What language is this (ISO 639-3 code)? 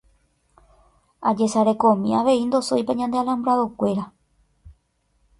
grn